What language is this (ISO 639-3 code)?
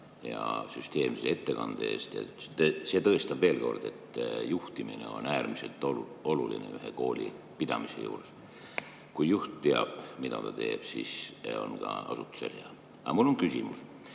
est